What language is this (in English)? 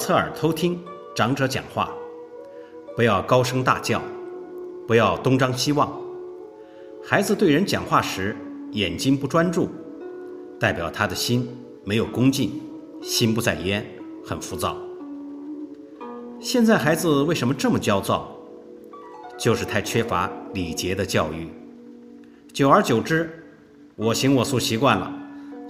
Chinese